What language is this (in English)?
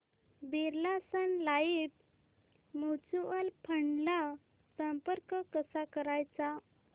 Marathi